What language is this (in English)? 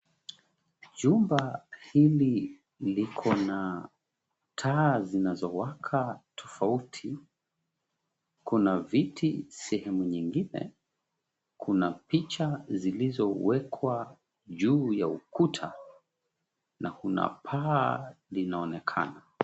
Swahili